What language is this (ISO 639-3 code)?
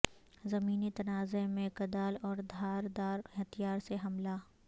urd